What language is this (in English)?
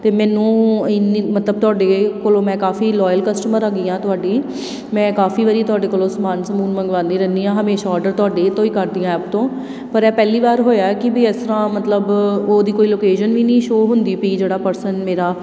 Punjabi